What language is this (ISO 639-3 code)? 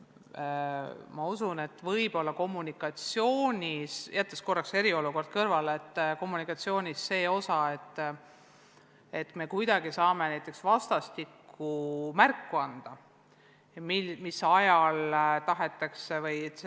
est